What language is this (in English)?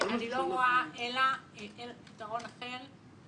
Hebrew